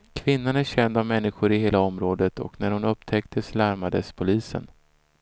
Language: Swedish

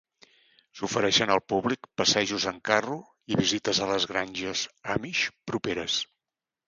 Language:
Catalan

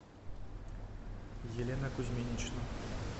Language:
Russian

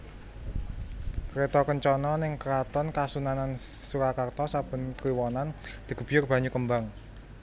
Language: Javanese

